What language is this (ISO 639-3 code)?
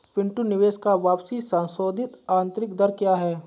hin